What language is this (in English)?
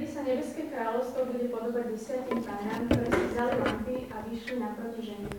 Slovak